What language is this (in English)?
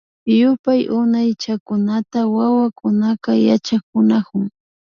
Imbabura Highland Quichua